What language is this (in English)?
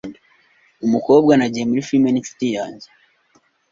Kinyarwanda